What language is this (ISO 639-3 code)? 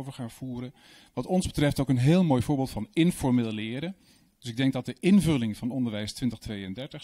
nld